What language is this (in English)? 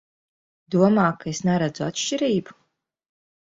Latvian